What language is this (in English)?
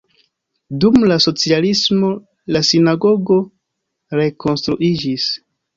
Esperanto